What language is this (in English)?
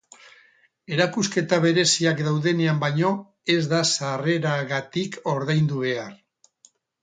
Basque